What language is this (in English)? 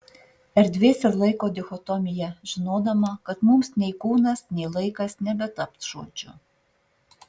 Lithuanian